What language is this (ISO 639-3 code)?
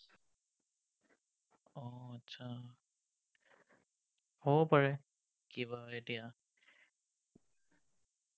asm